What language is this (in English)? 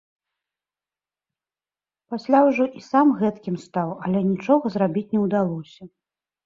Belarusian